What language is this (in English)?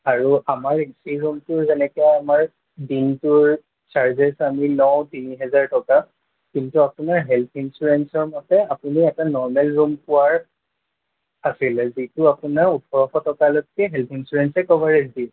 Assamese